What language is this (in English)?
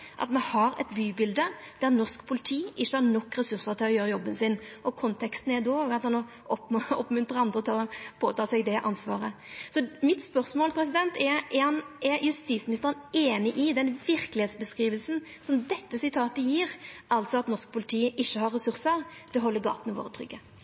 Norwegian Nynorsk